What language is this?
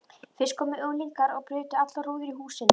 Icelandic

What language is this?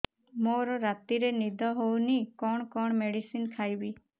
Odia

